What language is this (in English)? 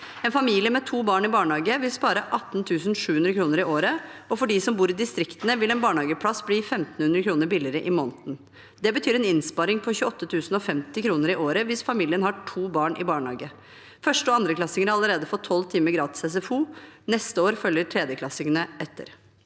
Norwegian